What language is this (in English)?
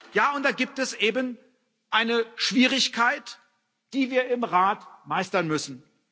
German